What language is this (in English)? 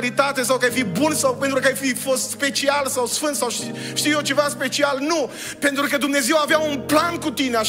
Romanian